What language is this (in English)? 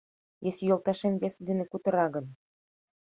Mari